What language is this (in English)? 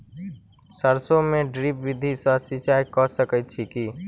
Maithili